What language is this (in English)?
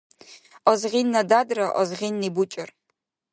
Dargwa